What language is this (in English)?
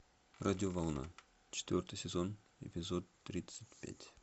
Russian